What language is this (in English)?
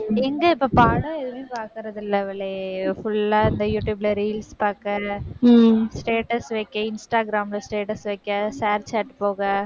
Tamil